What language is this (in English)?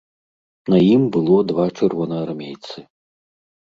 Belarusian